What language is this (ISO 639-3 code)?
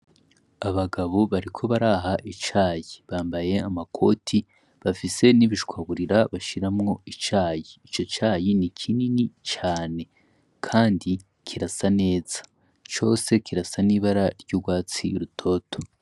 run